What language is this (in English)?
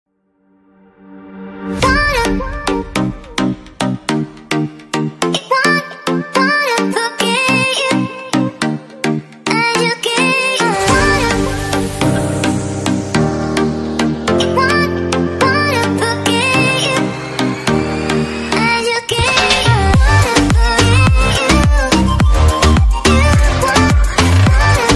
Filipino